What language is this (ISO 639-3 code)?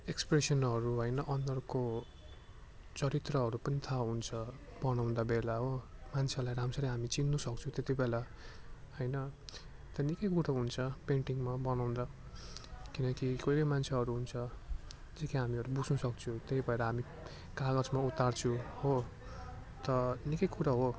nep